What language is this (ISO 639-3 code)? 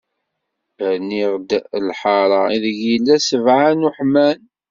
kab